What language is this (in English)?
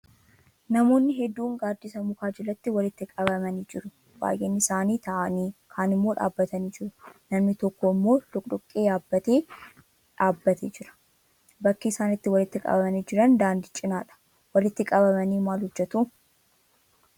Oromo